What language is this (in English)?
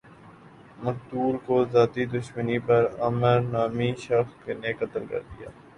Urdu